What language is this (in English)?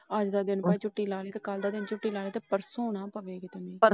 Punjabi